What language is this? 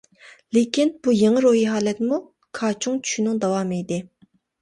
Uyghur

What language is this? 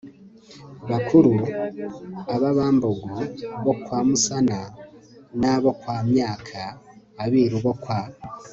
Kinyarwanda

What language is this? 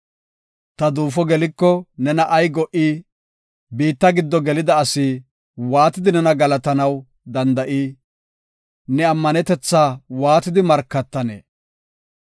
Gofa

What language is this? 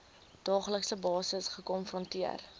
Afrikaans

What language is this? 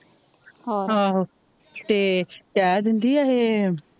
Punjabi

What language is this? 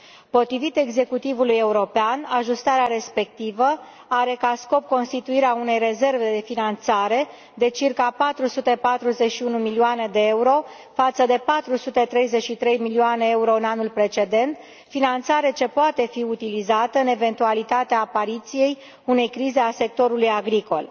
Romanian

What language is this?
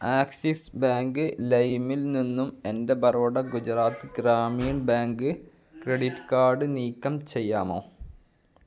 Malayalam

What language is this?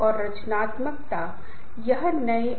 Hindi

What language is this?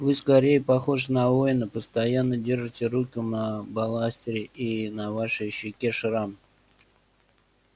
Russian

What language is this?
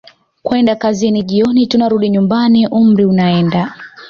Swahili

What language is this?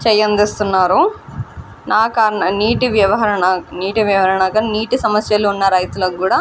Telugu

